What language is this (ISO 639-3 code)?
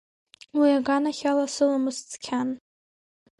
abk